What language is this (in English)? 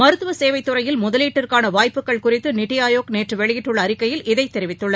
Tamil